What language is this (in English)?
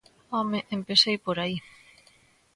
Galician